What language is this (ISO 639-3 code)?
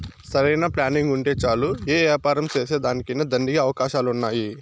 tel